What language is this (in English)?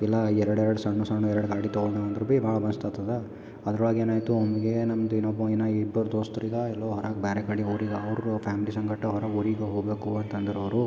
Kannada